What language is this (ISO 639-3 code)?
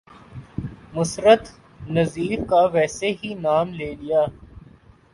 urd